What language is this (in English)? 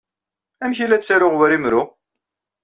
Kabyle